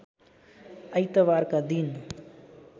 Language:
Nepali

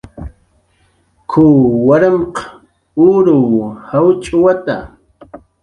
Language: Jaqaru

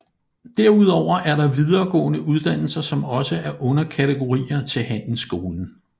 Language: Danish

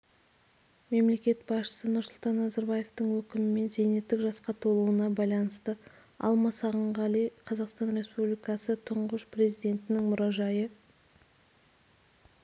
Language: Kazakh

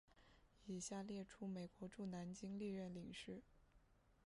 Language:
Chinese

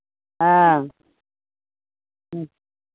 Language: Maithili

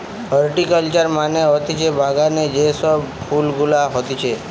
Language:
Bangla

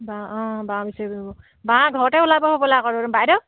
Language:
Assamese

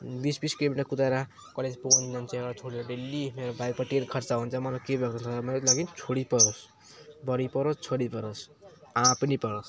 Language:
Nepali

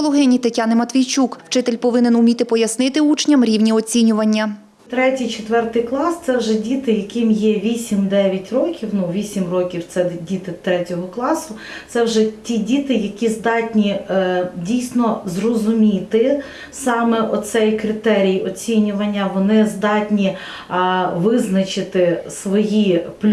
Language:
Ukrainian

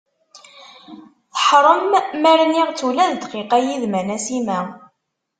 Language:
Kabyle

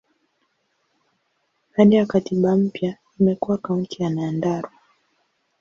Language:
Swahili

